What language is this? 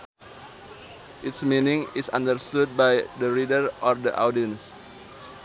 Sundanese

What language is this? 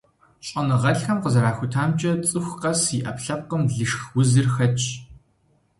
Kabardian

